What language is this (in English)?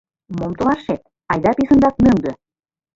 Mari